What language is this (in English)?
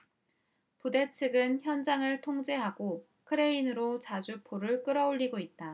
Korean